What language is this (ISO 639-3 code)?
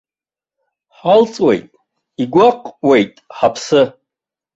abk